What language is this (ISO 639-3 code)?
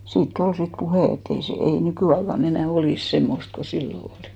fin